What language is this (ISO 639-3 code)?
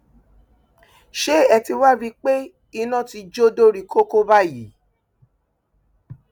yor